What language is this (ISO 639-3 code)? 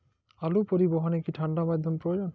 ben